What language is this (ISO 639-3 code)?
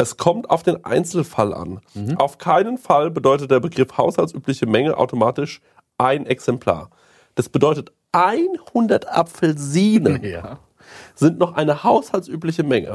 deu